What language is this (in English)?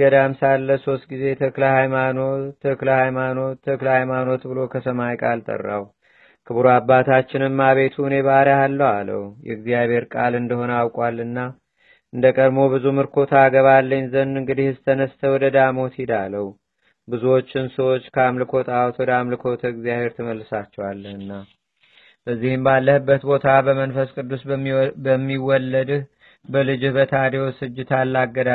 Amharic